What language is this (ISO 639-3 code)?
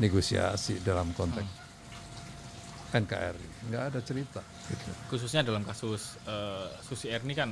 ind